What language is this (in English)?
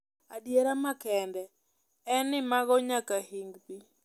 Luo (Kenya and Tanzania)